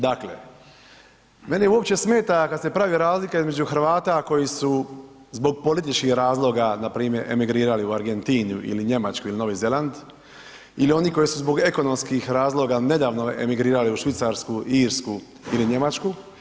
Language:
Croatian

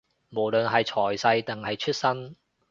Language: Cantonese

